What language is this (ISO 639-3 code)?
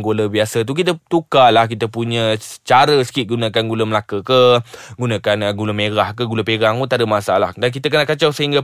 msa